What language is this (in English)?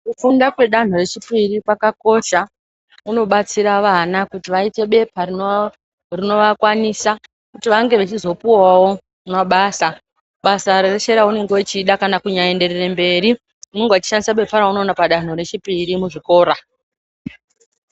Ndau